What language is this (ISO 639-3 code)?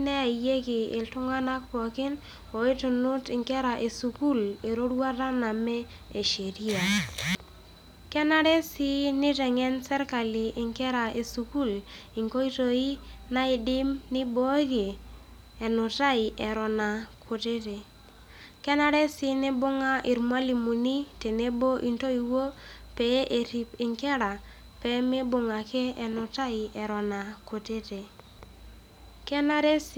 mas